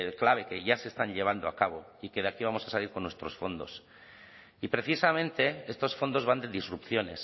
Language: Spanish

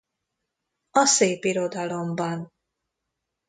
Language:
Hungarian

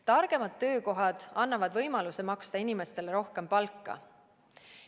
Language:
Estonian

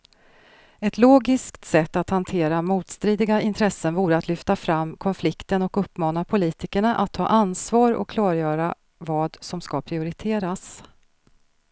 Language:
Swedish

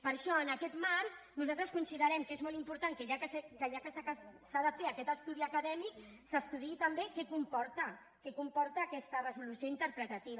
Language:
Catalan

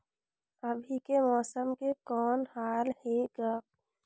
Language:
Chhattisgarhi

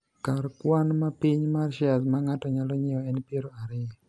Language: Luo (Kenya and Tanzania)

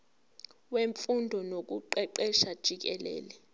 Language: Zulu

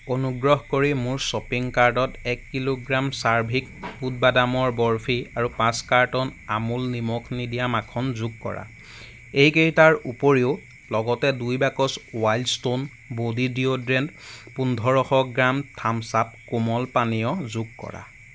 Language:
Assamese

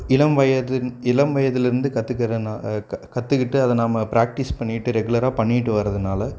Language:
Tamil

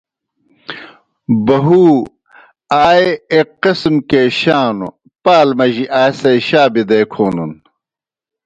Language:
Kohistani Shina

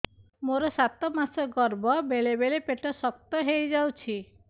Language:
Odia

